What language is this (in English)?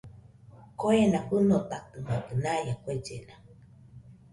Nüpode Huitoto